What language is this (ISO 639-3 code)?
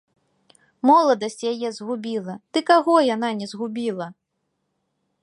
bel